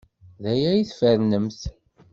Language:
Kabyle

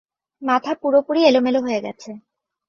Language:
Bangla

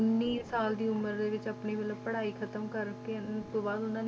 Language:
Punjabi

